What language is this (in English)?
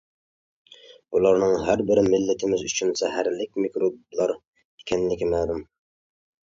Uyghur